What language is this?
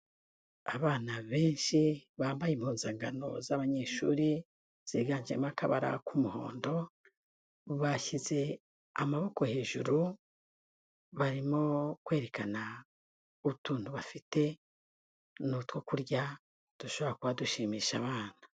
Kinyarwanda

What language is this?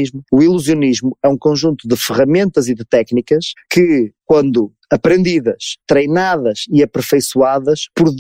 Portuguese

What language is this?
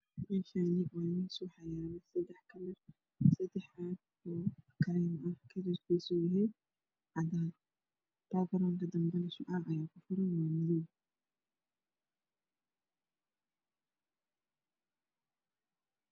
Somali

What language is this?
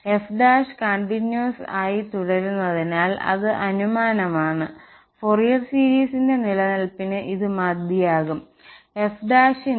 Malayalam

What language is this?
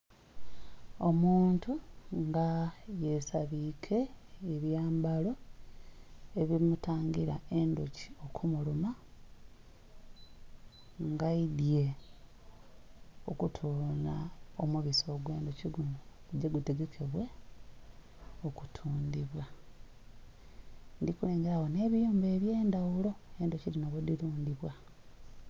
Soga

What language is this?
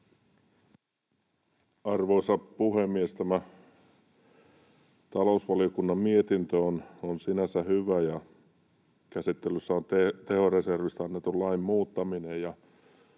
Finnish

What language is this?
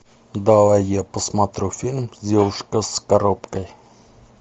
Russian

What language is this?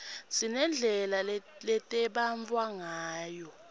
Swati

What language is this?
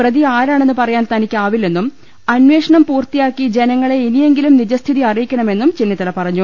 Malayalam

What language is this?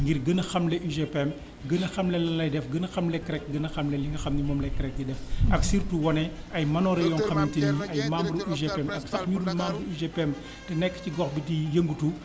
Wolof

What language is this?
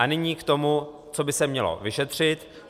Czech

